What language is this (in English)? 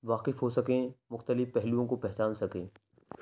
Urdu